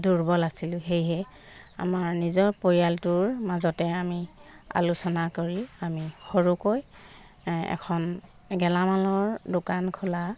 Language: Assamese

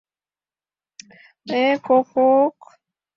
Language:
Mari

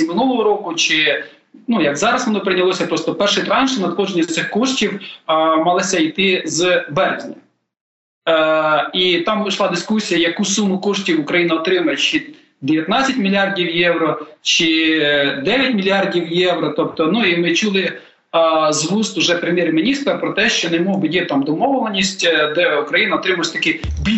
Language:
Ukrainian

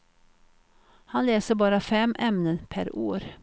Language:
Swedish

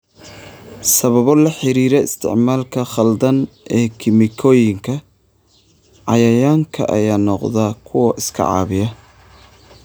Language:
Somali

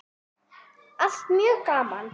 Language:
Icelandic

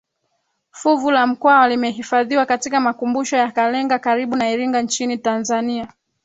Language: Swahili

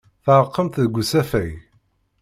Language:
Kabyle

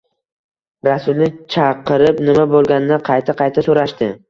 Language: Uzbek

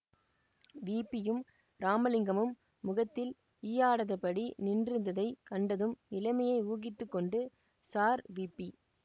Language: Tamil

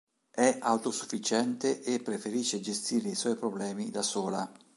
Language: Italian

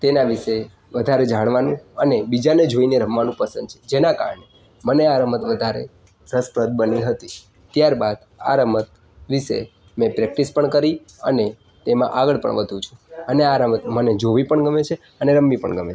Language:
Gujarati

